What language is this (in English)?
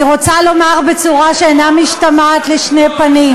Hebrew